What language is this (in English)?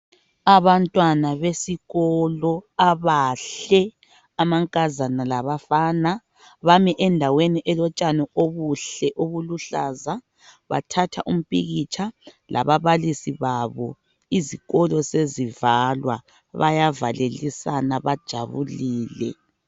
North Ndebele